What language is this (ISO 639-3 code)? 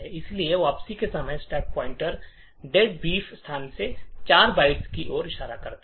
hin